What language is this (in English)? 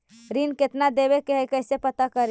Magahi